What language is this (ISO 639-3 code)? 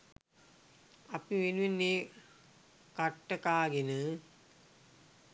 sin